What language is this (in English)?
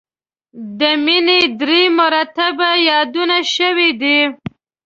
Pashto